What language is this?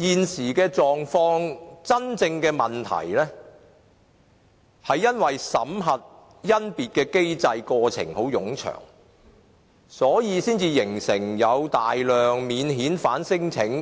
Cantonese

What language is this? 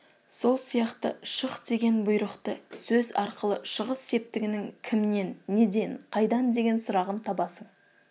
Kazakh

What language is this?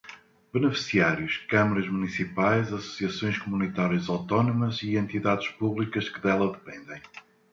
Portuguese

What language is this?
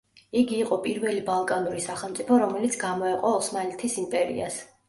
Georgian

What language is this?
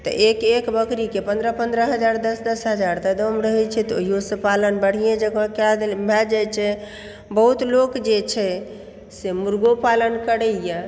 Maithili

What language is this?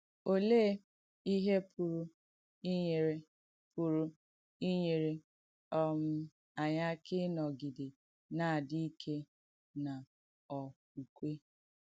Igbo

